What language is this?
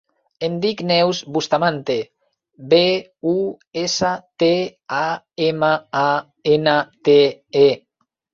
Catalan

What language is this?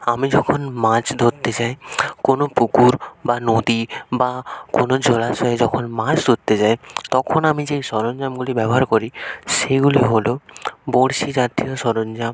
Bangla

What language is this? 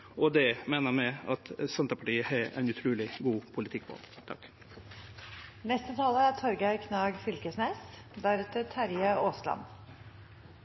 Norwegian Nynorsk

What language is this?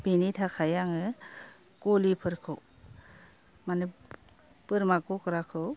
Bodo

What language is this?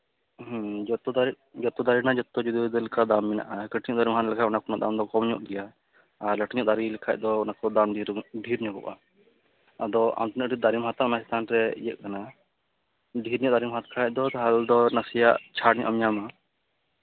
Santali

